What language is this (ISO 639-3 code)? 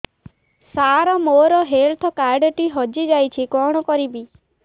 ori